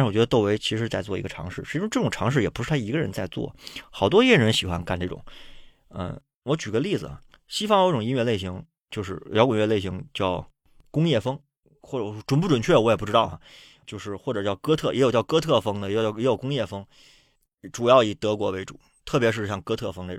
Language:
Chinese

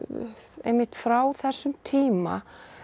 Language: Icelandic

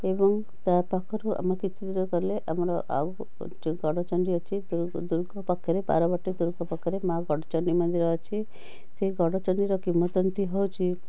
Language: Odia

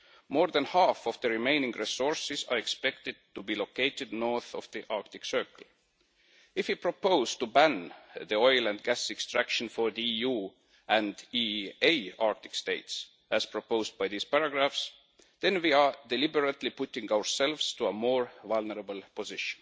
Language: English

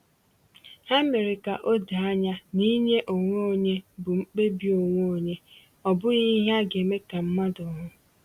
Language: Igbo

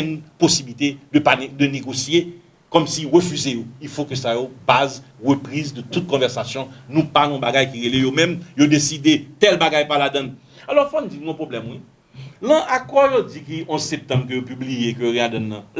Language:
French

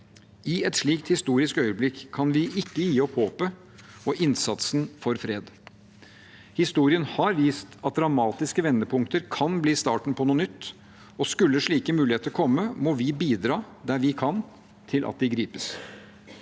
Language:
Norwegian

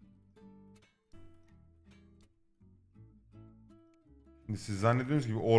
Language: Turkish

